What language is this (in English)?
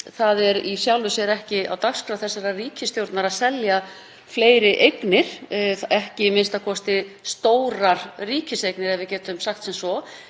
Icelandic